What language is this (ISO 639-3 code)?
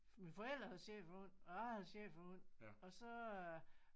dan